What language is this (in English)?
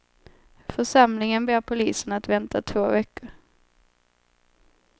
Swedish